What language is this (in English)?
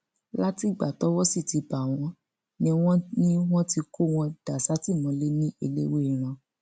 Yoruba